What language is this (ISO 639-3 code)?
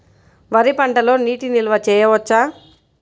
tel